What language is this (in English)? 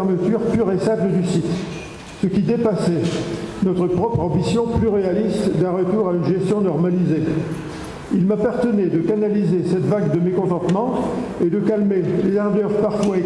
French